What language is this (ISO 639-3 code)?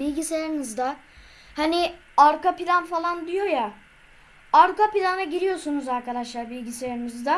tur